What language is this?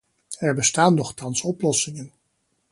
Dutch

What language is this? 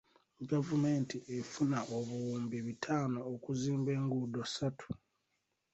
Ganda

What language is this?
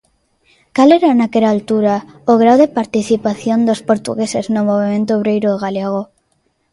Galician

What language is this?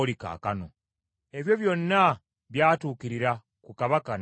Ganda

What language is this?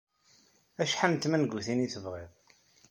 Kabyle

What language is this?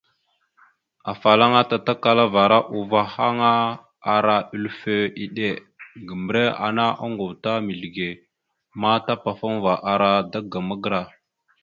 Mada (Cameroon)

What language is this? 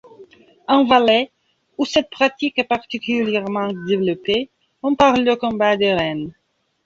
French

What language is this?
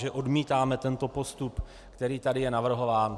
Czech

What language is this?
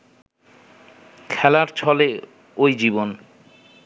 Bangla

